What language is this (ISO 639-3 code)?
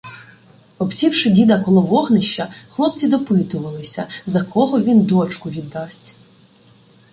ukr